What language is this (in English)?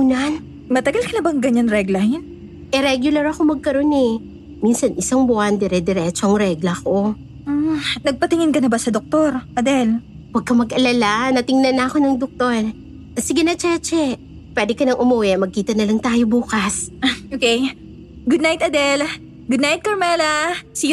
Filipino